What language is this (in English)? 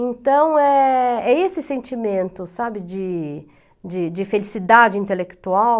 Portuguese